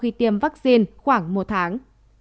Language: Vietnamese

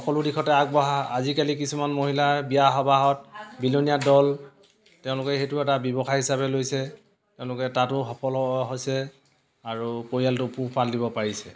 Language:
Assamese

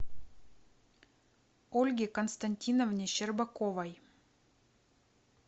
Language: Russian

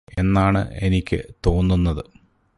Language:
Malayalam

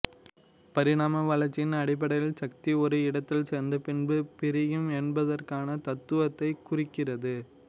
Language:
Tamil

